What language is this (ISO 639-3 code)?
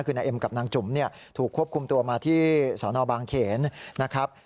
tha